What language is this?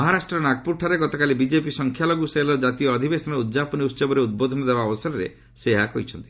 Odia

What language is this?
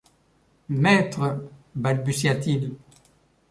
French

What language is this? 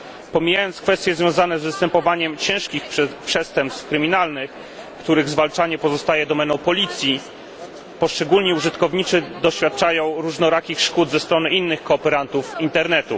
Polish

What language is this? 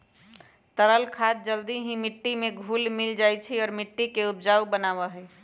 Magahi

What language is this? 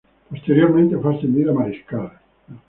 Spanish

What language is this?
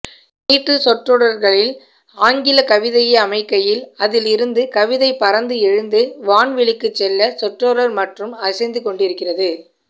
Tamil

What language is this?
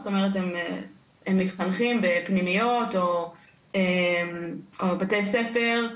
Hebrew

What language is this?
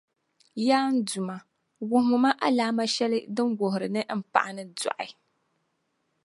Dagbani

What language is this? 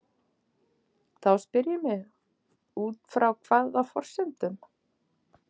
Icelandic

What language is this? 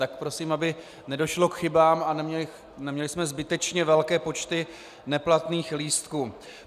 Czech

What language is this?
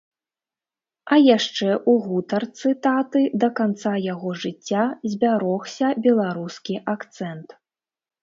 Belarusian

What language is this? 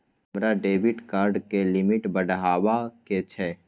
Maithili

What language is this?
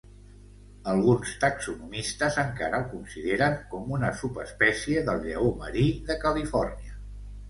Catalan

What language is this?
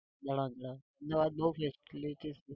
Gujarati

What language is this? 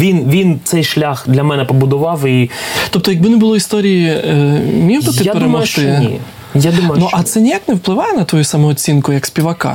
Ukrainian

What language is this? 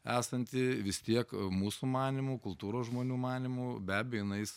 Lithuanian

